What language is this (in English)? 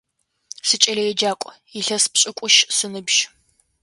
Adyghe